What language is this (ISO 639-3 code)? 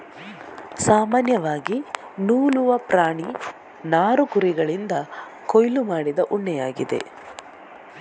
kan